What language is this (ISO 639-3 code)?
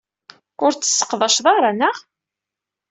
kab